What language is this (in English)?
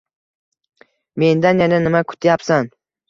Uzbek